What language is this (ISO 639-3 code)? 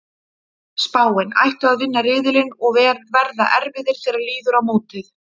isl